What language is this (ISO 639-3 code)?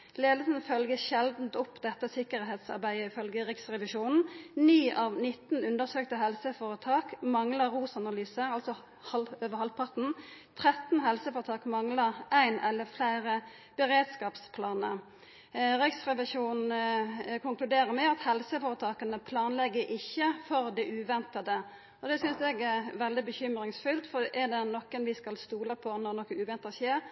nno